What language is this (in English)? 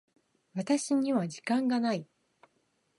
Japanese